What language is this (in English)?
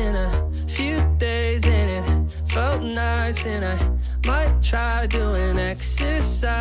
Vietnamese